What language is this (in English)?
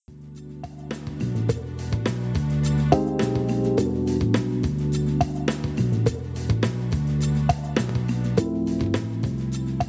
Bangla